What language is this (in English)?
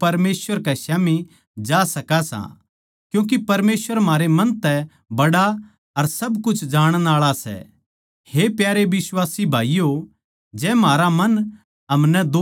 Haryanvi